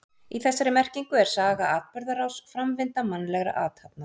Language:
Icelandic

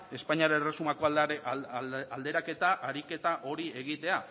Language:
Basque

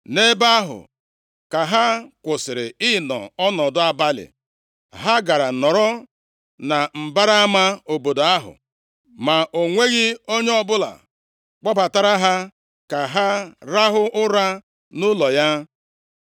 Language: Igbo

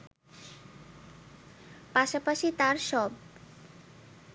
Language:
Bangla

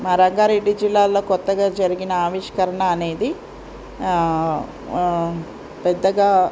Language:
Telugu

